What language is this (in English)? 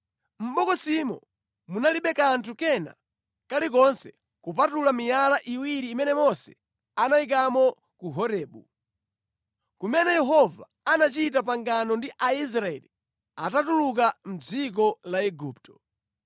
Nyanja